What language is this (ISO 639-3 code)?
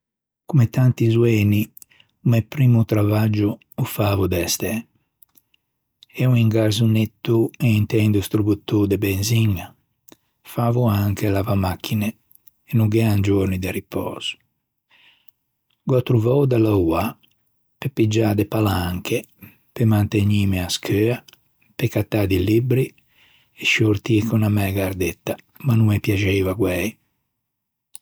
lij